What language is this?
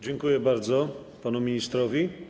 Polish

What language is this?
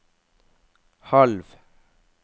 Norwegian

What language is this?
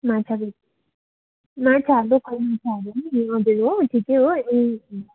Nepali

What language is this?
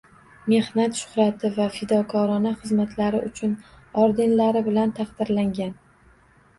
Uzbek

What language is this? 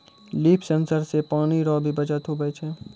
Maithili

